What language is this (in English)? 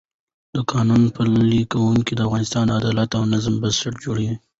Pashto